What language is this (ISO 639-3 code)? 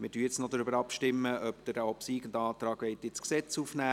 gsw